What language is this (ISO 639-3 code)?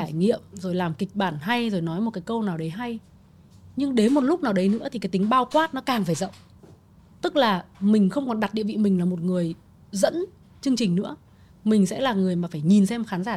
vie